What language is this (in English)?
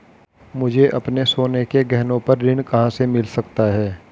Hindi